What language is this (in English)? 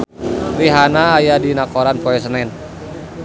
Sundanese